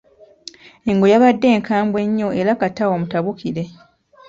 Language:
Ganda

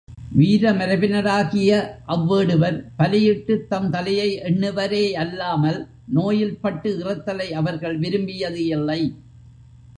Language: Tamil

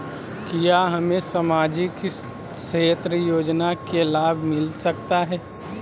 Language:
Magahi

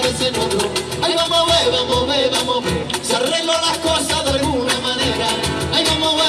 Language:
Spanish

